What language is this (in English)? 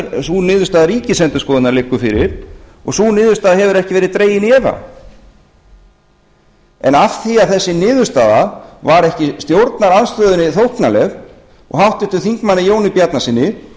Icelandic